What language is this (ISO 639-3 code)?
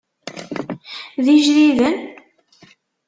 kab